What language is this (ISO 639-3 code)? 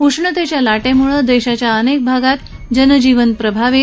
mar